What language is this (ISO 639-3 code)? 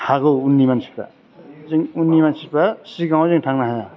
brx